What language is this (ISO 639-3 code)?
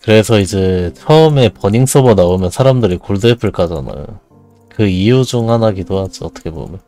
kor